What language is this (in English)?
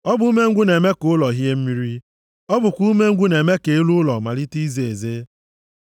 Igbo